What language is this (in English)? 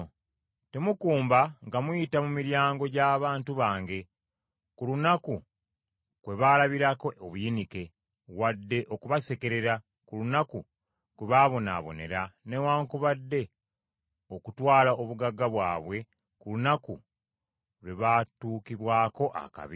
Ganda